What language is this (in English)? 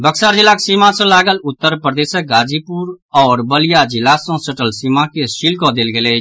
Maithili